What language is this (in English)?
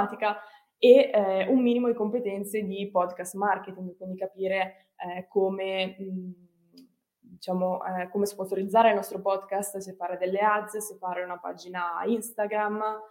Italian